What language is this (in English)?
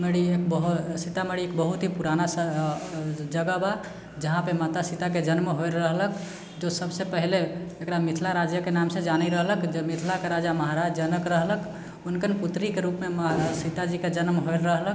Maithili